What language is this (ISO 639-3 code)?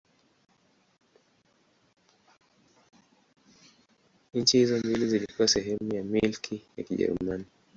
swa